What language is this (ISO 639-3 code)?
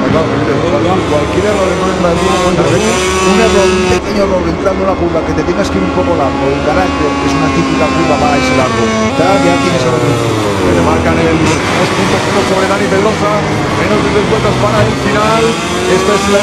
spa